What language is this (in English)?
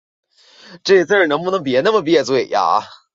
Chinese